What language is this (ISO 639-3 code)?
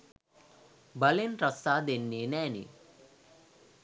sin